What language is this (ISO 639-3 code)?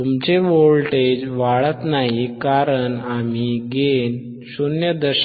mar